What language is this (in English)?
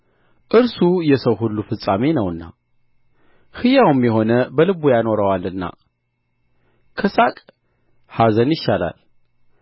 Amharic